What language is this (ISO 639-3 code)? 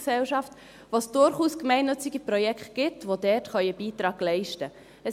gsw